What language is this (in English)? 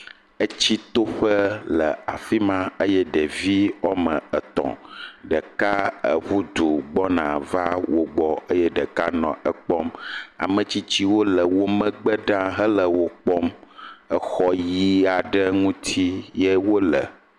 Ewe